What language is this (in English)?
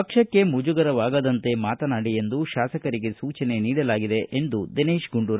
Kannada